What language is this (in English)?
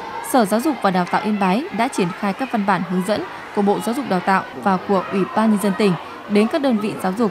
Vietnamese